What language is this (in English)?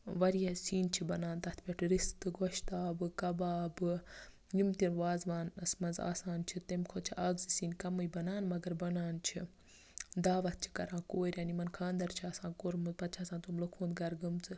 Kashmiri